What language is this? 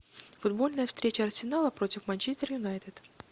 Russian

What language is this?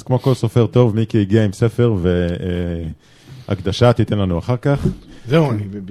Hebrew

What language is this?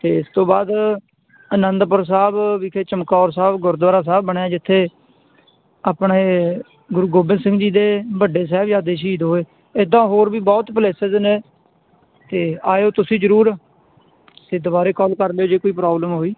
Punjabi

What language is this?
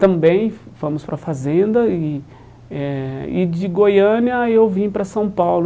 Portuguese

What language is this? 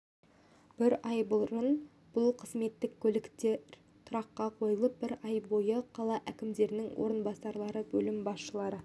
Kazakh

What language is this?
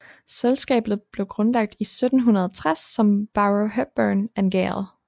Danish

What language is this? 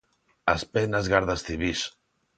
Galician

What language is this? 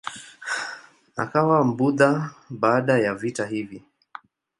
Swahili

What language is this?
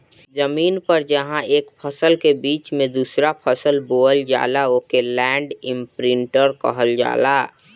Bhojpuri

